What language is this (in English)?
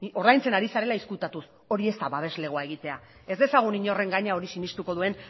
Basque